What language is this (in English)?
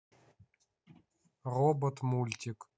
Russian